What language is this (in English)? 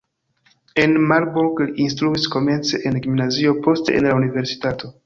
Esperanto